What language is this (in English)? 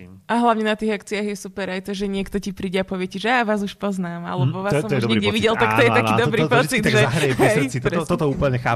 Slovak